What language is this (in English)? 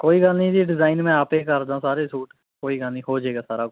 Punjabi